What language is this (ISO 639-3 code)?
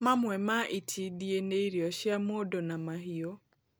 kik